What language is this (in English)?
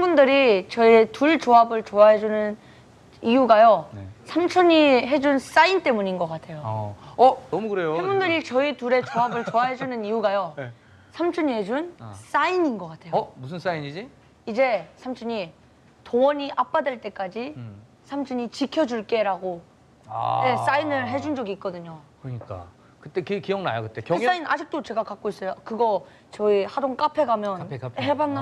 Korean